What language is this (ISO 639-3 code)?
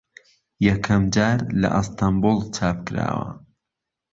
ckb